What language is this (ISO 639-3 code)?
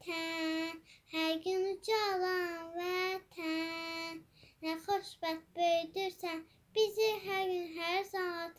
tur